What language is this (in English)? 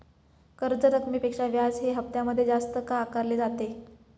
Marathi